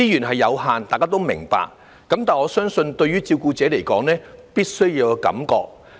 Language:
Cantonese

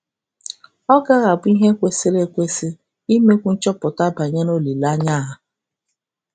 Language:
Igbo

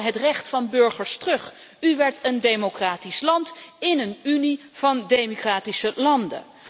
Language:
Dutch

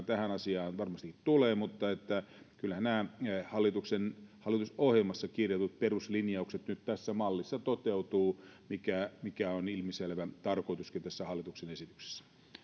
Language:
Finnish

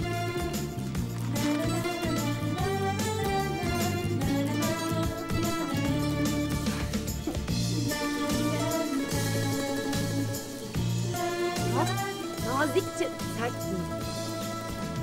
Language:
Turkish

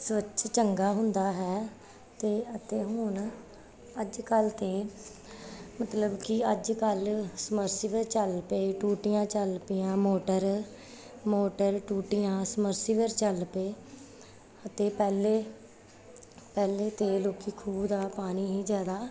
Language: Punjabi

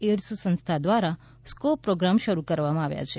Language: Gujarati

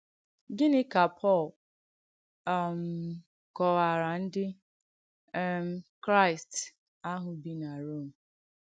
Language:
Igbo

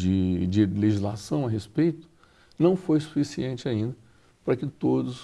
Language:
Portuguese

